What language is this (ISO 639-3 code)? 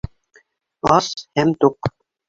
bak